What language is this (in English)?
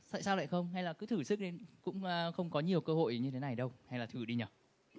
Vietnamese